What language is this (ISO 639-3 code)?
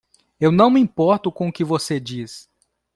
por